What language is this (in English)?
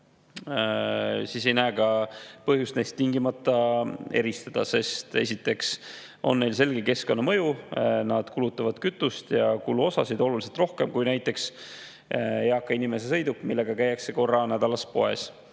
Estonian